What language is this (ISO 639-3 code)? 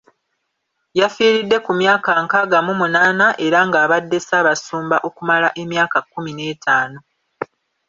lug